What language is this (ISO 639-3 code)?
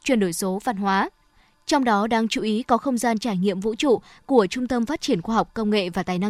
vie